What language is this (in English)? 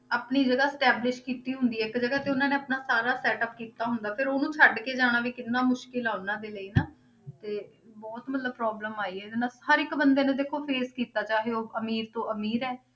Punjabi